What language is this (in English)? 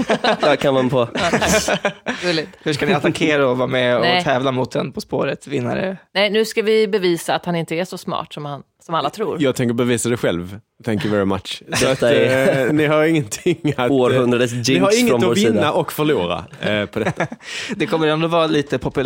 Swedish